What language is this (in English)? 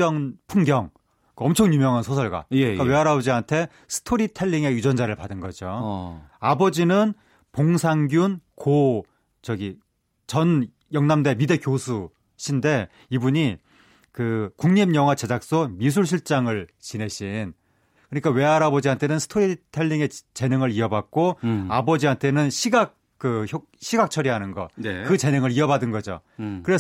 Korean